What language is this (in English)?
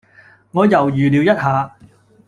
Cantonese